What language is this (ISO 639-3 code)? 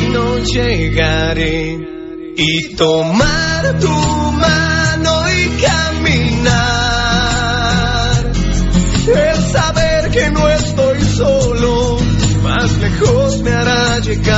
spa